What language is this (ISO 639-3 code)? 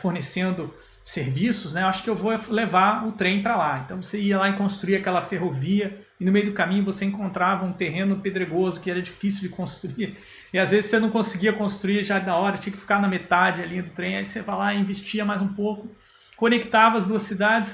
por